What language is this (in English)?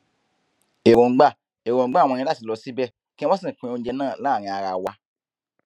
Yoruba